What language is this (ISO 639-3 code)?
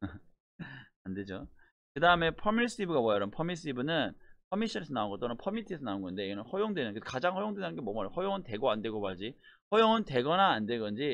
kor